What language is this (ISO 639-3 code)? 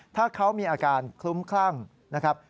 tha